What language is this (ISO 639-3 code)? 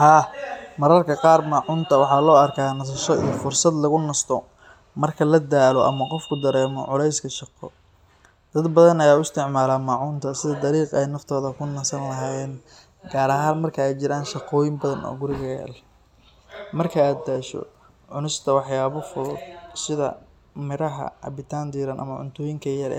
som